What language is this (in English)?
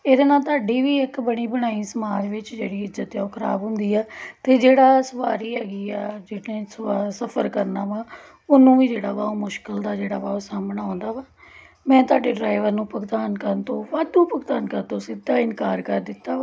Punjabi